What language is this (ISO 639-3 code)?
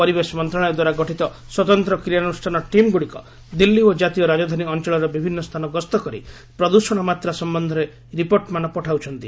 ori